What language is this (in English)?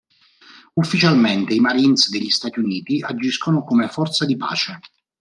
Italian